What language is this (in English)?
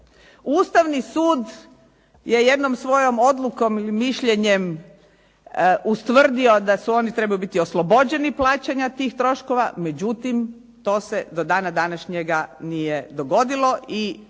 Croatian